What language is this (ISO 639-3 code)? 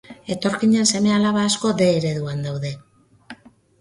eus